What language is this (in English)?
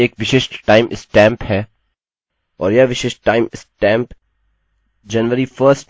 Hindi